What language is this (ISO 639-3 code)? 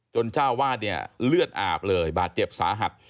tha